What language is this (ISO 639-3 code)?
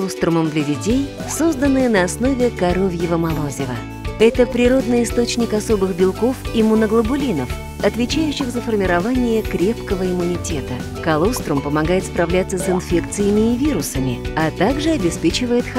rus